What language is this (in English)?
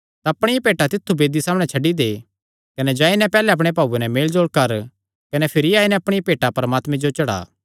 Kangri